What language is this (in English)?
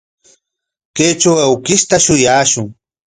Corongo Ancash Quechua